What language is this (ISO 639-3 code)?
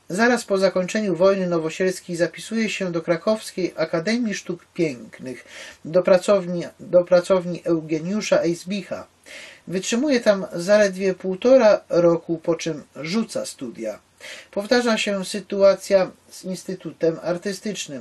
pol